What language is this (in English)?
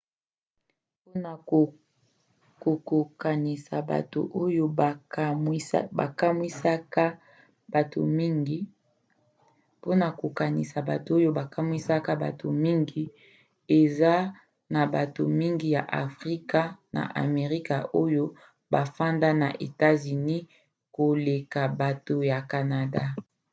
Lingala